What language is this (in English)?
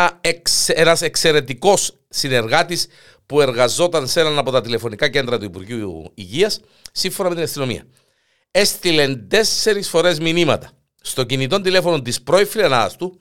Greek